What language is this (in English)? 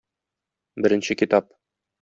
Tatar